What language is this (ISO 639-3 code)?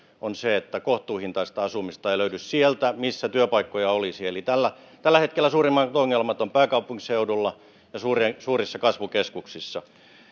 fin